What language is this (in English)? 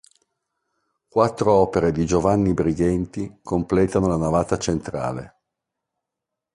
Italian